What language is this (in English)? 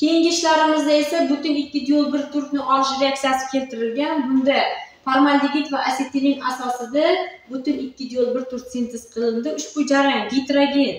Turkish